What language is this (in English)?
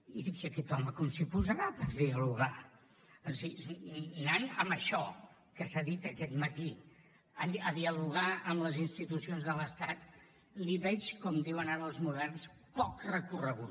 Catalan